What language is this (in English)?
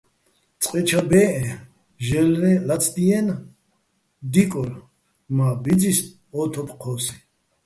Bats